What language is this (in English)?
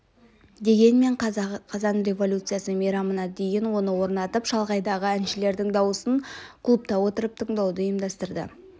Kazakh